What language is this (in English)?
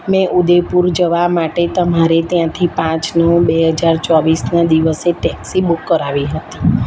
Gujarati